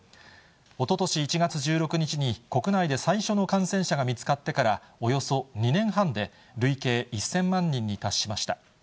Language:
Japanese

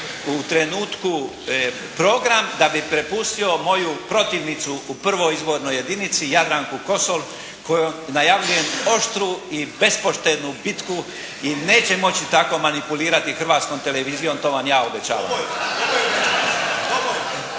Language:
Croatian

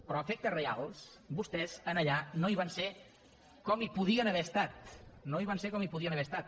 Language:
Catalan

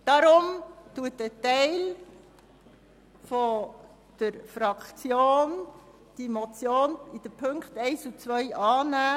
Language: Swiss German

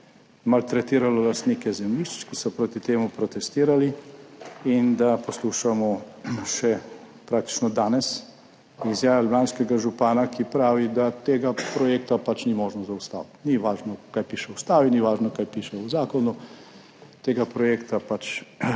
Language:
Slovenian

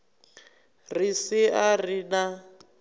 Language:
Venda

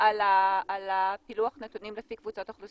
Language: Hebrew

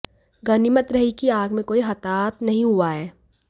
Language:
Hindi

